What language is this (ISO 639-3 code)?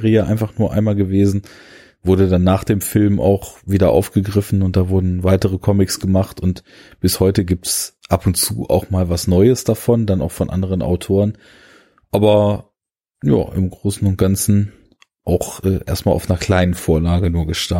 deu